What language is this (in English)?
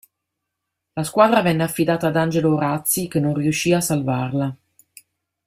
Italian